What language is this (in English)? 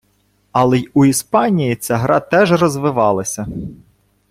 Ukrainian